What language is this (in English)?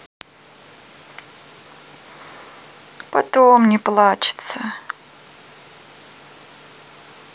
Russian